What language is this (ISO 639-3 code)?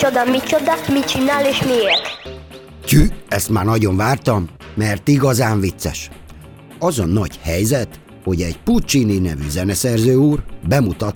hun